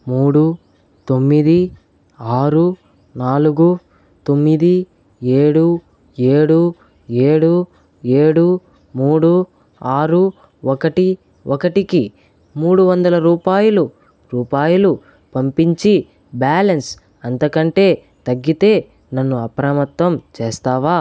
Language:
Telugu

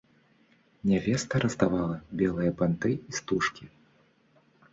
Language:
Belarusian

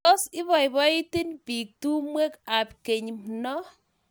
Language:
Kalenjin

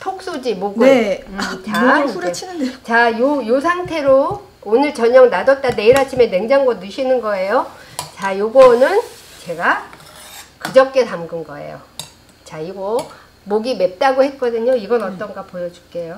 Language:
Korean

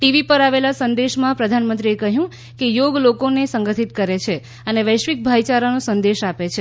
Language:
Gujarati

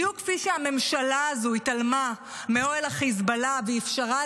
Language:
Hebrew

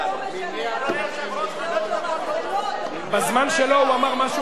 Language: Hebrew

